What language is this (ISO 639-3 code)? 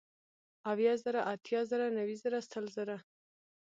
pus